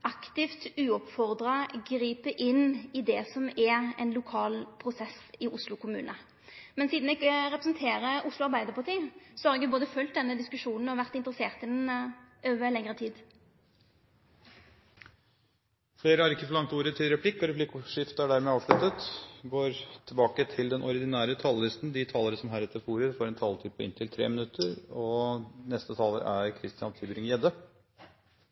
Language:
Norwegian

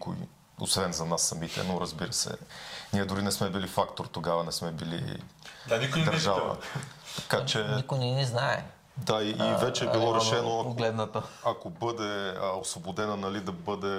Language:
Bulgarian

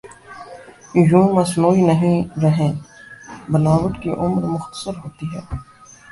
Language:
Urdu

